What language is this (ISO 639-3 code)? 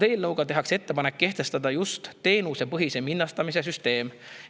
est